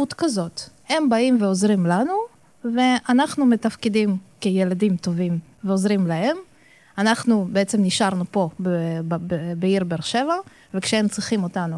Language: Hebrew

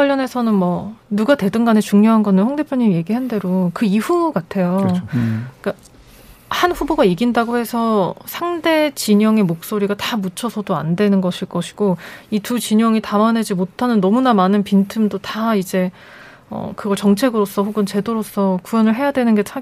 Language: Korean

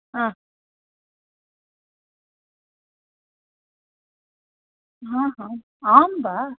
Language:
Sanskrit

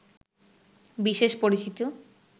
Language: Bangla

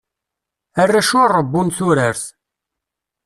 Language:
Kabyle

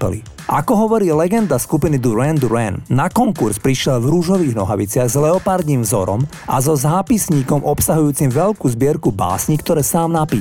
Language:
Slovak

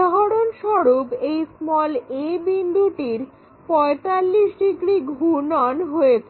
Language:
Bangla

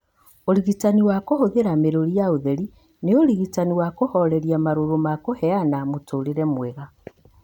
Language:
Kikuyu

